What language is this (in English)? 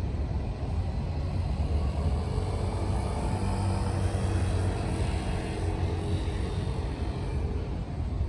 Indonesian